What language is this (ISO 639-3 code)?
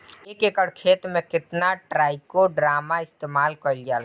bho